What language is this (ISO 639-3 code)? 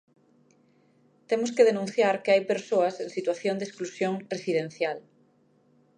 glg